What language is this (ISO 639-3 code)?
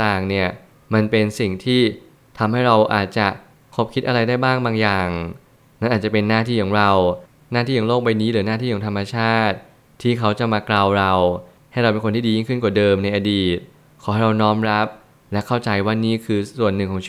tha